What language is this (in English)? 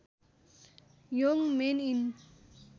Nepali